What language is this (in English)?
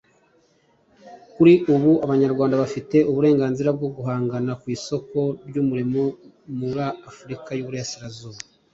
Kinyarwanda